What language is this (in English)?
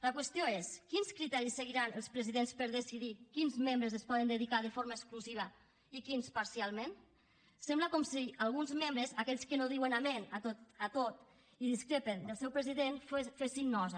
Catalan